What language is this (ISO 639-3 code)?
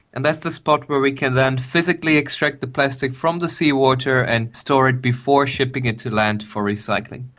eng